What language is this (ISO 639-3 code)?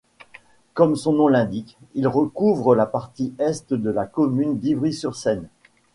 fra